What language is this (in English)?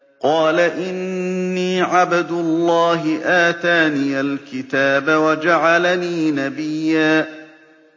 Arabic